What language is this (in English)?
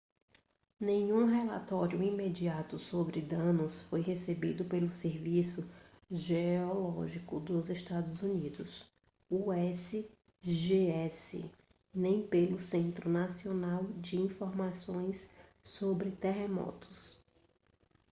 Portuguese